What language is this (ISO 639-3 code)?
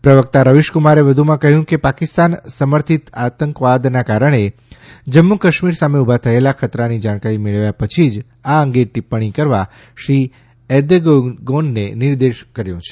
guj